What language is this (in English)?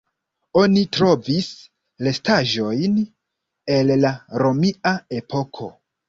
Esperanto